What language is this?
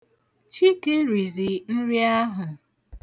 Igbo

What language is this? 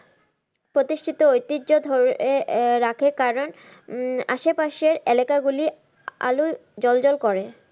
Bangla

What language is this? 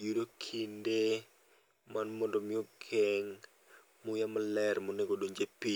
Luo (Kenya and Tanzania)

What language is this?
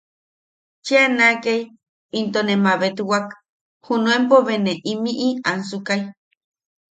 Yaqui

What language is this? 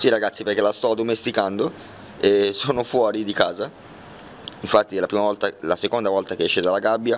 Italian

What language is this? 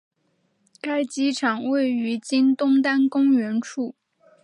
Chinese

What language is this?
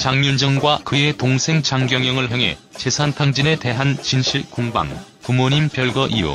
Korean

